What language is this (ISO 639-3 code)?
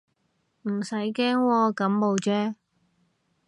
yue